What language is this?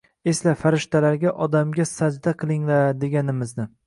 Uzbek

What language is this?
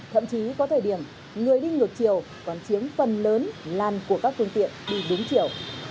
Vietnamese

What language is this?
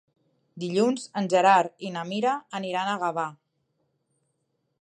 Catalan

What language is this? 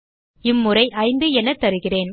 Tamil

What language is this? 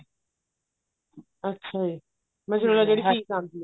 Punjabi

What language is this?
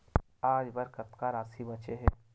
Chhattisgarhi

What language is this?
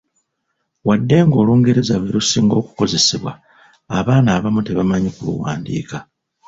Ganda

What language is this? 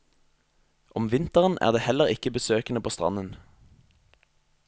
Norwegian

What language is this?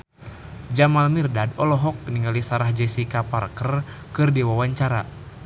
Sundanese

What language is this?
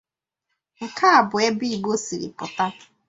Igbo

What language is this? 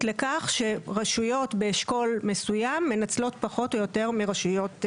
Hebrew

